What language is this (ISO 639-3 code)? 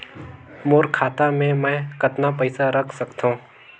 hne